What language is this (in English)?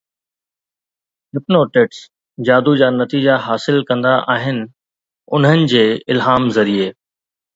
Sindhi